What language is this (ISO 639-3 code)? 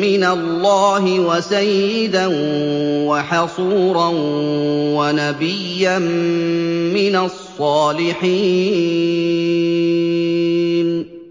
ara